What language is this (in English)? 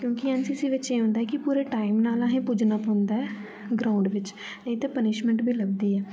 Dogri